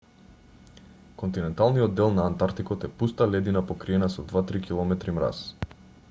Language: Macedonian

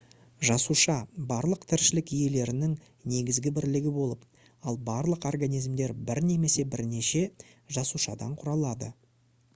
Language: Kazakh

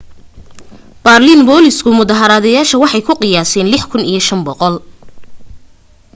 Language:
Somali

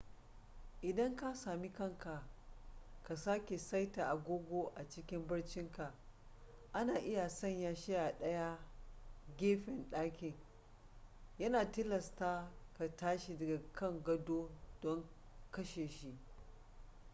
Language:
Hausa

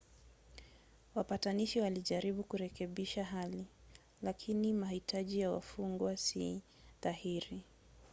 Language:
Swahili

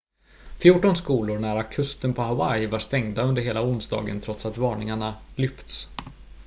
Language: Swedish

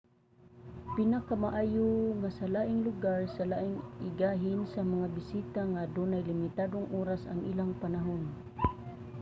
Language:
Cebuano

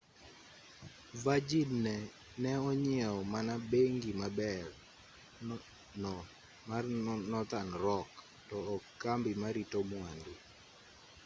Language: Luo (Kenya and Tanzania)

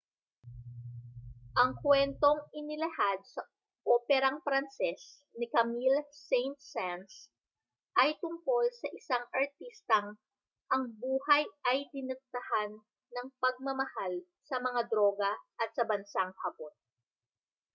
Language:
Filipino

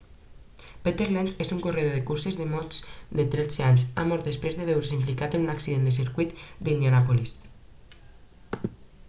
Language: Catalan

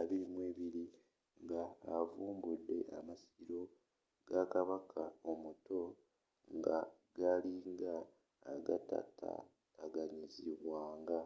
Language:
Ganda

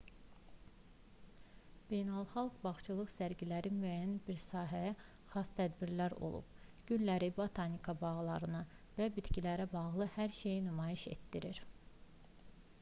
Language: Azerbaijani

